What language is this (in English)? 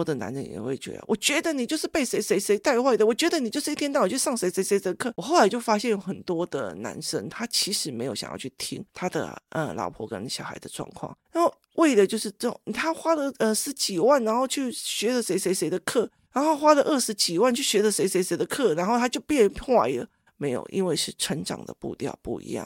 Chinese